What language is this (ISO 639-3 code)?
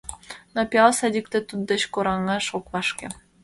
chm